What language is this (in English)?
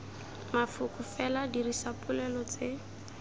Tswana